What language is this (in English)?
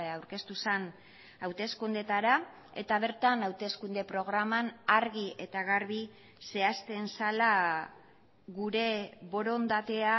Basque